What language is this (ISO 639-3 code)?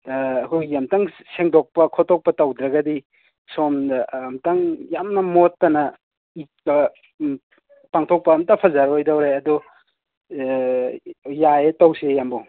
mni